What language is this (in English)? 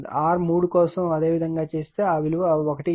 Telugu